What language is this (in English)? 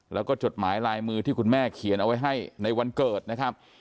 Thai